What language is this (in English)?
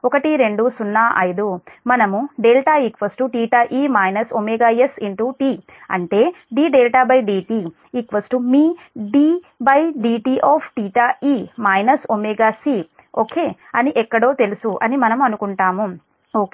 Telugu